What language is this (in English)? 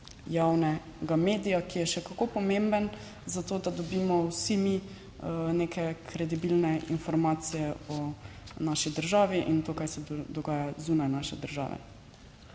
Slovenian